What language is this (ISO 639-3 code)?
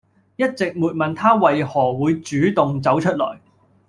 yue